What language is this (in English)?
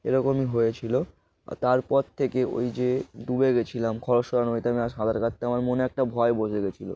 Bangla